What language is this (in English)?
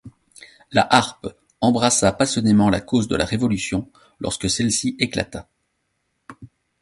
French